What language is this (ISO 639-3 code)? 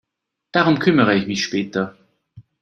deu